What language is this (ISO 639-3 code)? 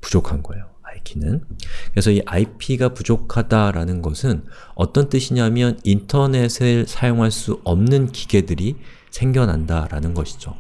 kor